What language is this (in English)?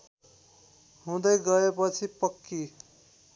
Nepali